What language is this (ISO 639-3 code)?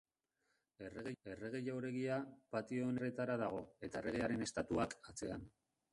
eus